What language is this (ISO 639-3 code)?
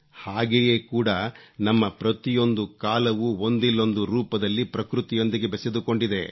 kan